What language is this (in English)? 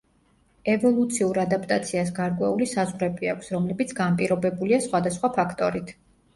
Georgian